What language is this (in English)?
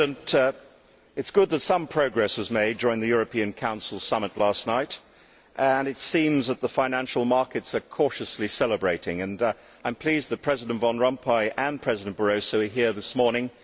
English